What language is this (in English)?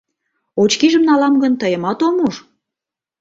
Mari